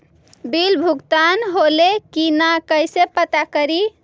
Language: Magahi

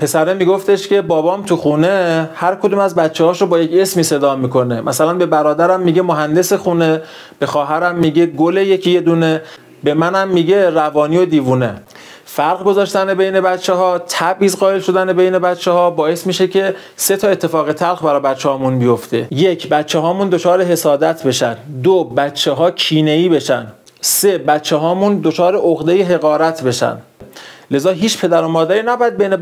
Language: Persian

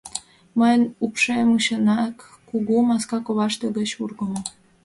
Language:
Mari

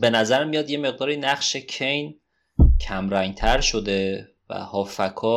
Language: Persian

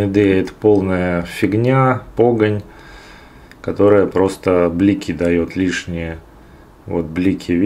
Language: Russian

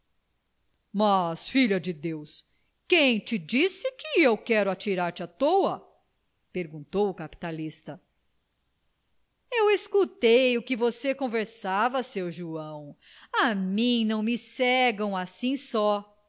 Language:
Portuguese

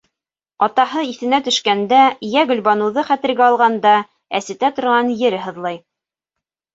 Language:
Bashkir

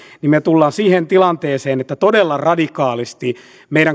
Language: Finnish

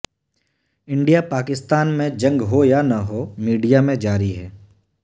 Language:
Urdu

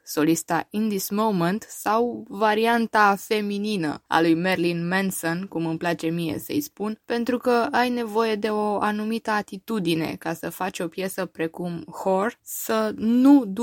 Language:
Romanian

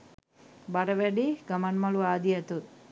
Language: Sinhala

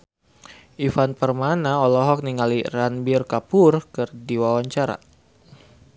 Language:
Sundanese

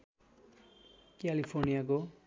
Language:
Nepali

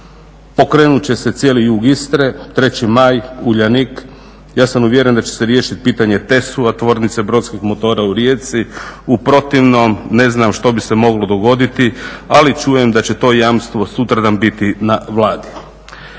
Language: Croatian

